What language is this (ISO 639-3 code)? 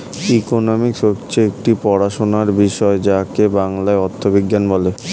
ben